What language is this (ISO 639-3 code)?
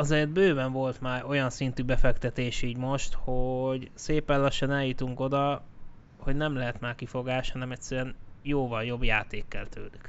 hun